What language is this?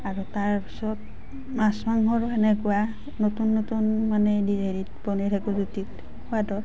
Assamese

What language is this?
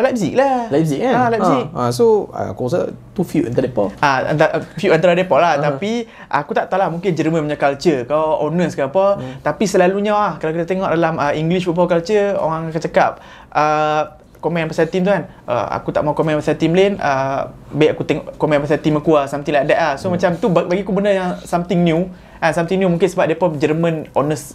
Malay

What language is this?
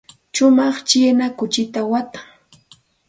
Santa Ana de Tusi Pasco Quechua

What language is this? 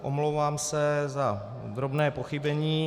Czech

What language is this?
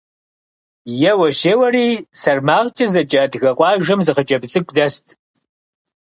Kabardian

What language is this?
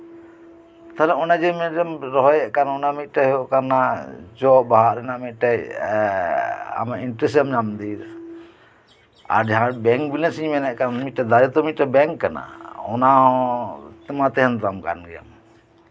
Santali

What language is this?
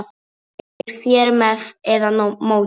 Icelandic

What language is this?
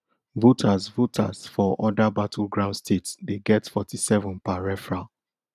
Nigerian Pidgin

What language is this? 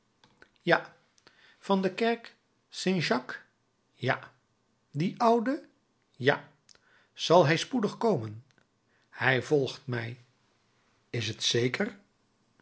Dutch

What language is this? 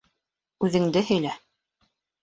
Bashkir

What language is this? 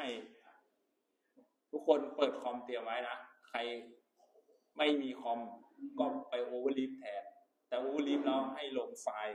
Thai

